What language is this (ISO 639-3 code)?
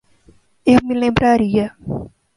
por